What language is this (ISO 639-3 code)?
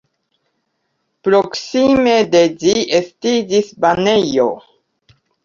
epo